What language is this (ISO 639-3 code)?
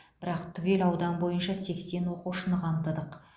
kaz